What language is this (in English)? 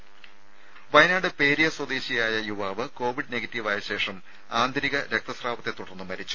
Malayalam